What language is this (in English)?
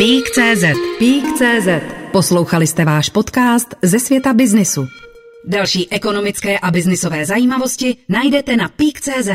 Czech